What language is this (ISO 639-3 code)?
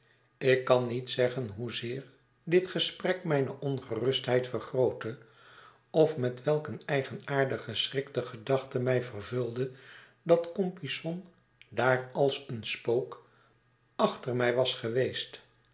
nld